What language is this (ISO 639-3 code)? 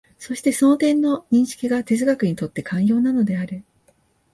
jpn